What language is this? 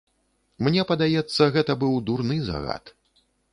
Belarusian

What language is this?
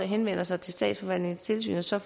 Danish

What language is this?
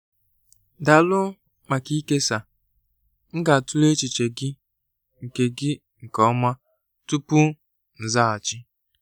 Igbo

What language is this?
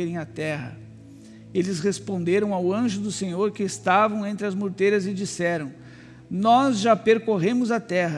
Portuguese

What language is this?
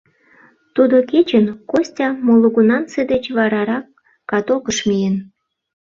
Mari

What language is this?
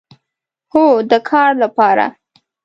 Pashto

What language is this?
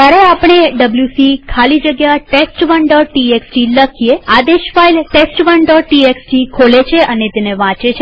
Gujarati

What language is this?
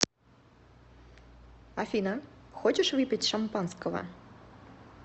Russian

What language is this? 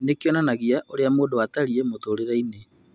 Kikuyu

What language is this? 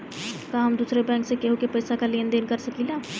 Bhojpuri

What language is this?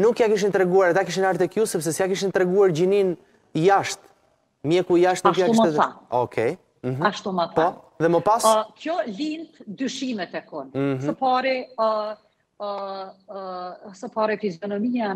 Romanian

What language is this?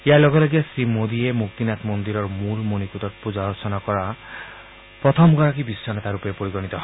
Assamese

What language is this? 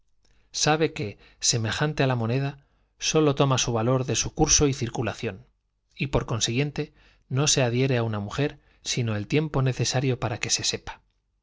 Spanish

